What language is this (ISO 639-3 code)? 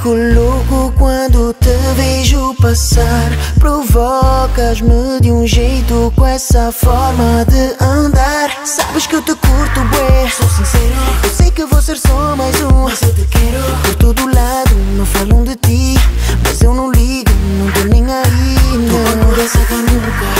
ron